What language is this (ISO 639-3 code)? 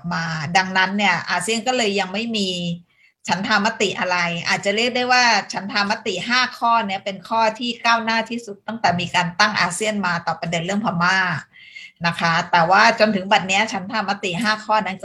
tha